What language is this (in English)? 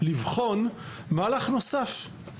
Hebrew